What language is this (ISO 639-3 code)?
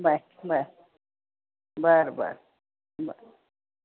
mar